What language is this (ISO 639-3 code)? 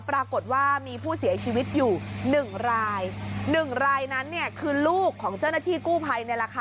tha